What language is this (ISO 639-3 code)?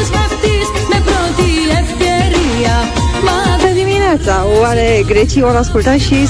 ron